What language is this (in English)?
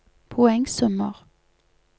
Norwegian